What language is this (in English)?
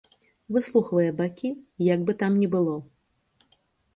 Belarusian